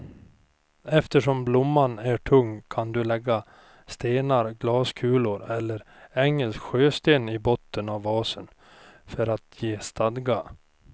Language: Swedish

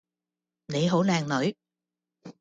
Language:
Cantonese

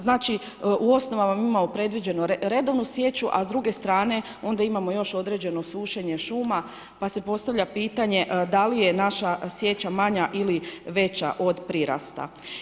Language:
Croatian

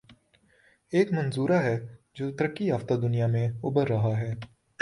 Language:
Urdu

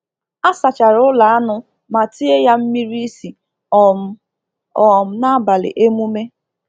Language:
Igbo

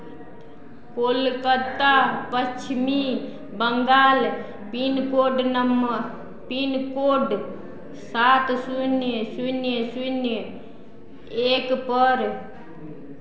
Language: Maithili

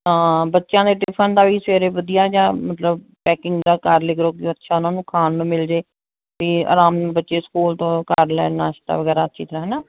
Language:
Punjabi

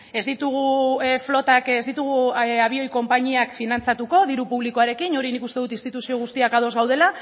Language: Basque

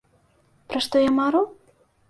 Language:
Belarusian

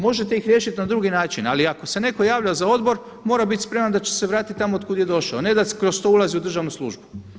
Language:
Croatian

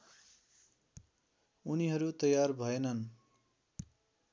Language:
Nepali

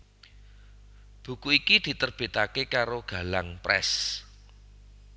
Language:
Javanese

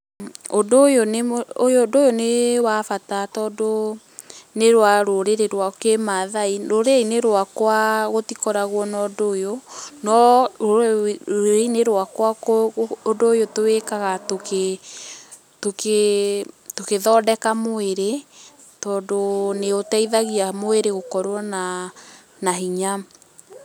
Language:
Kikuyu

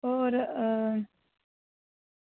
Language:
Dogri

